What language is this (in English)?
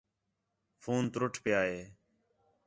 Khetrani